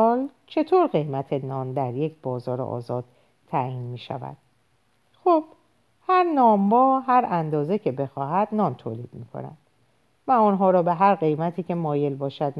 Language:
Persian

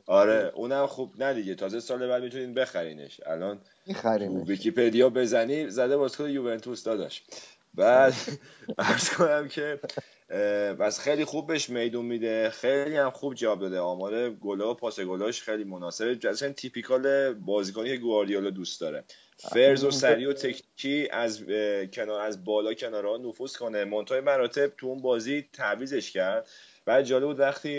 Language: Persian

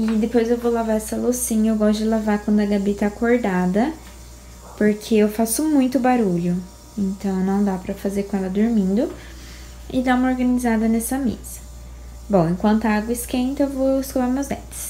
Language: Portuguese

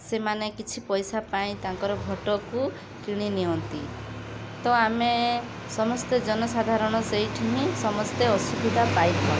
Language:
Odia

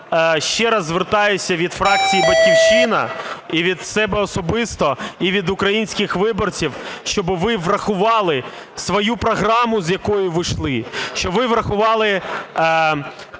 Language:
Ukrainian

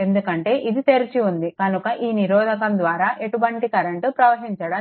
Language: Telugu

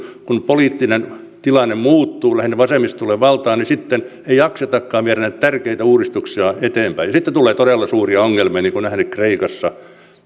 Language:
Finnish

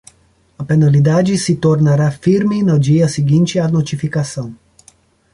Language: Portuguese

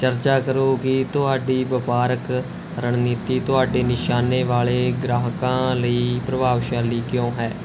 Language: Punjabi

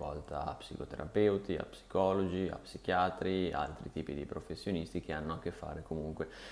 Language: Italian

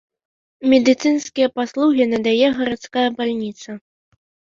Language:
Belarusian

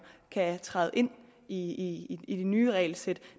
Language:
Danish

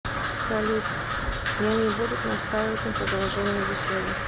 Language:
Russian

